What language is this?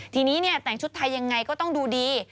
Thai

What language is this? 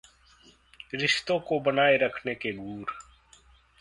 Hindi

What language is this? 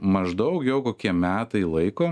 Lithuanian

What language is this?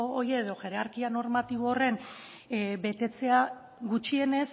Basque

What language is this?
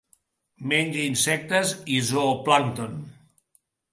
Catalan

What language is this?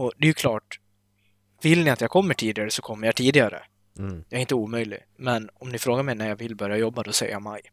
Swedish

